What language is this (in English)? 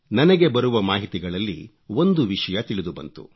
Kannada